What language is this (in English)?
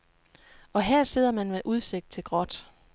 Danish